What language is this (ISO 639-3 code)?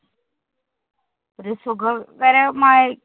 mal